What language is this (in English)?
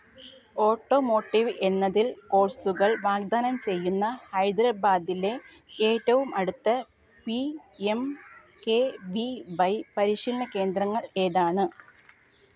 Malayalam